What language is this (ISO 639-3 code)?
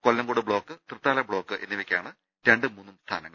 mal